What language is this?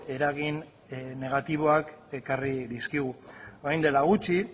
Basque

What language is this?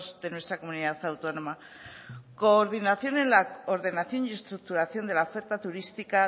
Spanish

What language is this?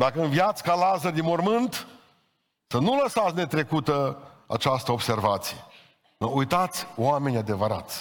Romanian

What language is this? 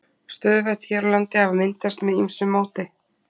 Icelandic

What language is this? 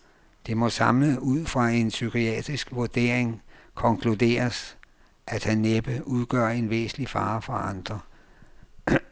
Danish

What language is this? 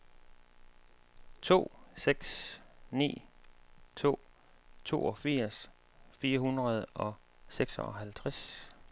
Danish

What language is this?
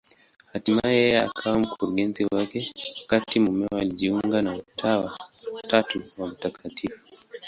Swahili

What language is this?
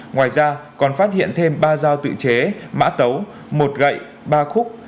Vietnamese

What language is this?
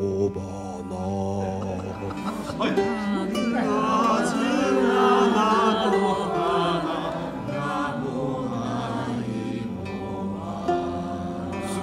Japanese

